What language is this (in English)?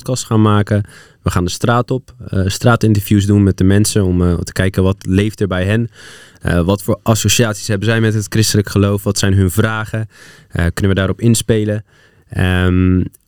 Dutch